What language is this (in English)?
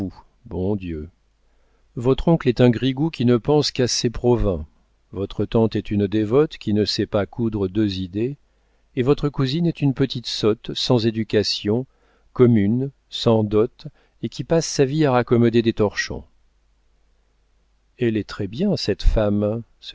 French